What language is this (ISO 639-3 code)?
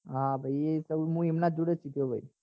guj